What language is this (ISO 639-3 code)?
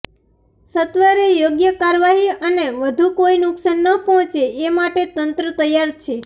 guj